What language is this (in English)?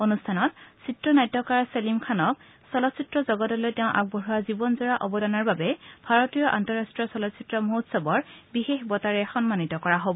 Assamese